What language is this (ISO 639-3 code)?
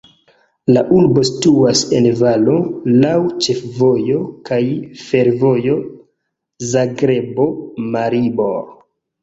epo